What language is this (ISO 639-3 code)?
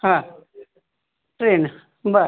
mar